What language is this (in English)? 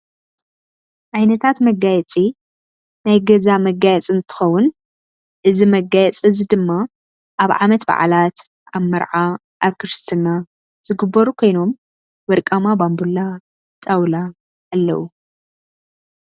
Tigrinya